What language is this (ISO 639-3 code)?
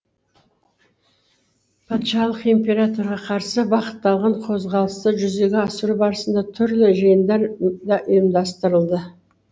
kaz